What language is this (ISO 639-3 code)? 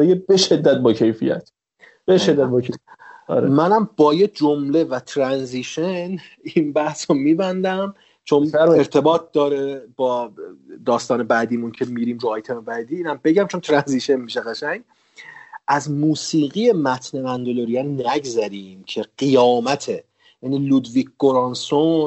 fas